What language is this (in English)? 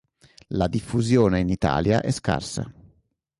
Italian